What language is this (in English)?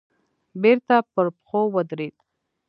Pashto